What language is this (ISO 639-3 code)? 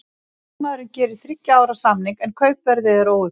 isl